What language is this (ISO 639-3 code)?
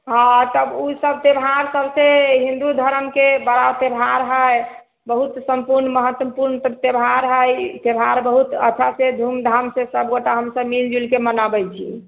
mai